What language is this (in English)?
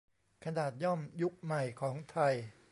Thai